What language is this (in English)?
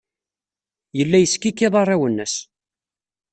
Kabyle